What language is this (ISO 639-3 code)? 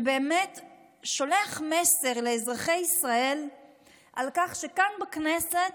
heb